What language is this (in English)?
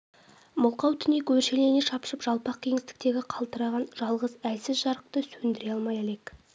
Kazakh